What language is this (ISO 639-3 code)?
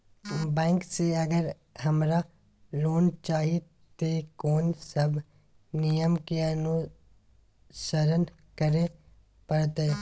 mai